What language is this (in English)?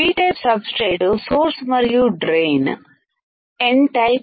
Telugu